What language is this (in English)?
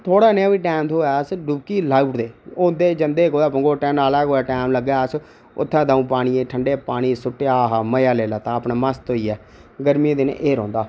Dogri